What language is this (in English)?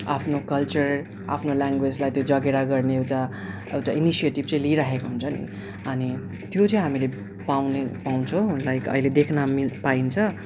Nepali